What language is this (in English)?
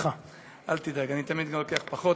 Hebrew